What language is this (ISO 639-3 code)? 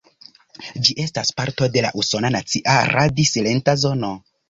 epo